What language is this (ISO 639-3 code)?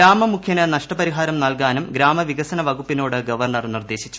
mal